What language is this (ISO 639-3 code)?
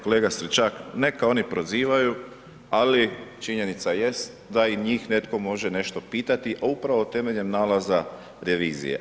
hrv